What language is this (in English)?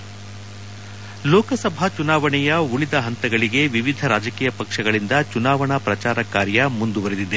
Kannada